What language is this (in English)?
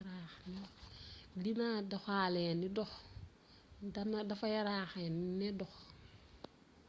Wolof